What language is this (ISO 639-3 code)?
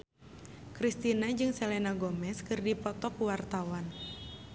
sun